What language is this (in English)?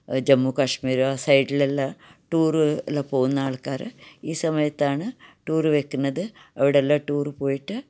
Malayalam